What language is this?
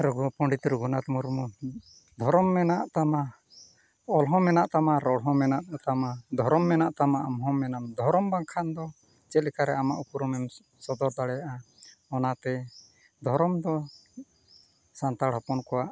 Santali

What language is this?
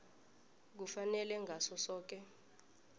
South Ndebele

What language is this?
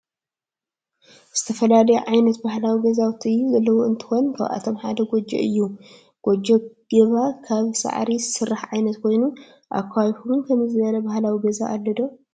Tigrinya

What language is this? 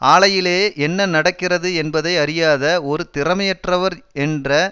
Tamil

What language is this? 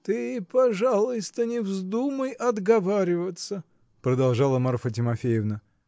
Russian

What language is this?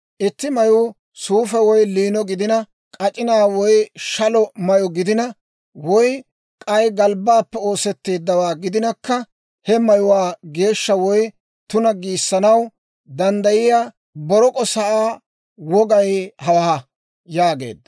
Dawro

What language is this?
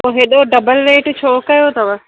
Sindhi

